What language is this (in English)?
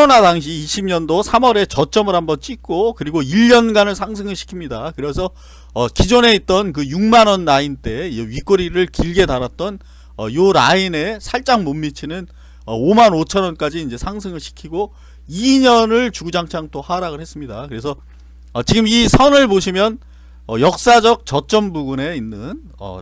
Korean